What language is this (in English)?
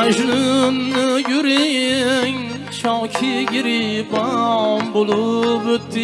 Turkish